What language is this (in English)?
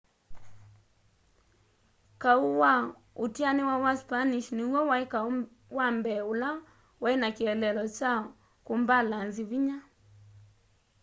Kamba